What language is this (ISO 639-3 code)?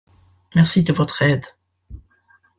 fra